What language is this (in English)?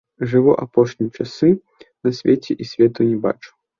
Belarusian